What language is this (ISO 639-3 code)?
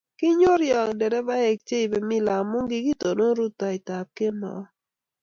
kln